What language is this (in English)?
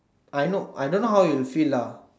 English